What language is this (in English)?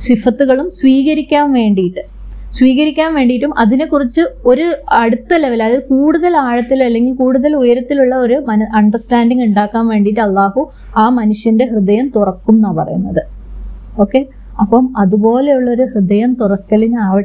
Malayalam